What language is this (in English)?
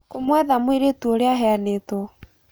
Kikuyu